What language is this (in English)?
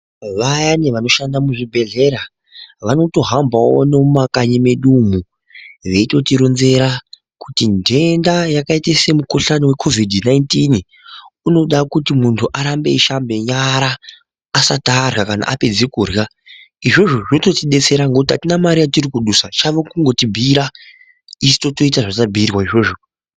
Ndau